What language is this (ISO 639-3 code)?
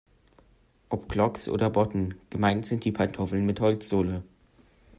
deu